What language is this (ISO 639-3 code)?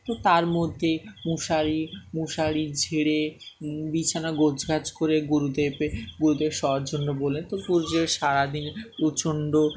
ben